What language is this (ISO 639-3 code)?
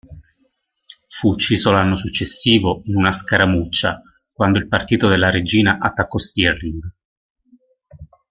ita